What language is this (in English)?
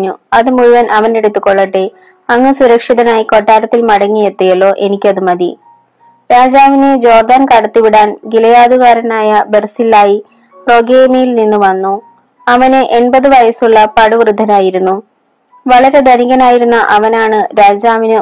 Malayalam